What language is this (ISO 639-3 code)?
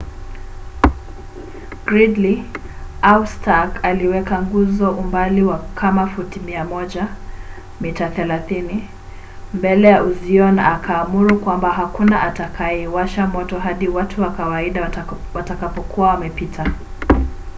swa